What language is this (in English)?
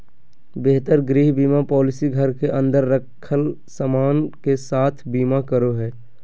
Magahi